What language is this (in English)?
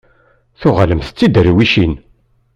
Kabyle